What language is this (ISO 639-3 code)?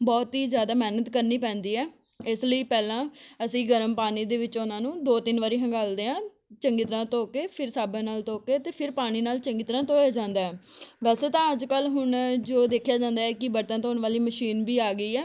pan